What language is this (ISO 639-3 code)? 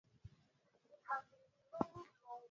swa